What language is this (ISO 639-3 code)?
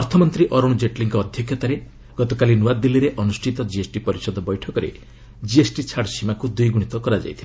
ori